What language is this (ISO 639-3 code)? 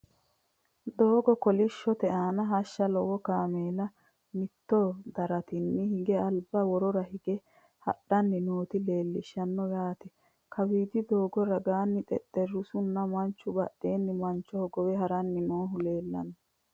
sid